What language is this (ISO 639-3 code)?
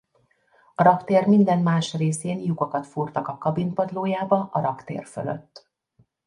hun